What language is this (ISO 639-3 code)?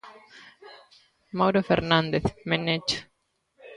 glg